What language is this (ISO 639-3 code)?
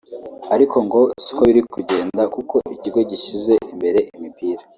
kin